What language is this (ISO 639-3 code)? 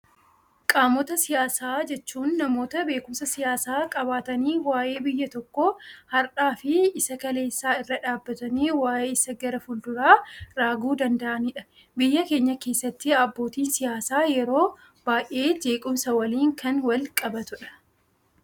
orm